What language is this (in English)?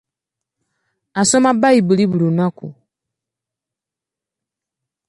Ganda